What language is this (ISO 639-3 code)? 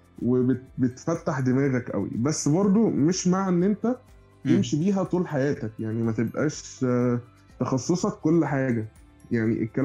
ara